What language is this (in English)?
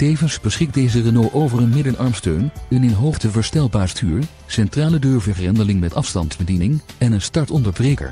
Dutch